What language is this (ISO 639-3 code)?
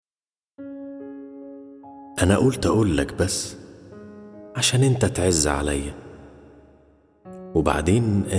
ara